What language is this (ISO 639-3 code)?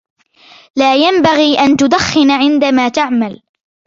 ara